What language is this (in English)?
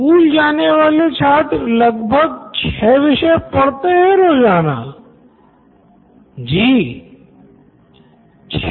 Hindi